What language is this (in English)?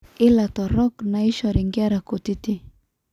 Masai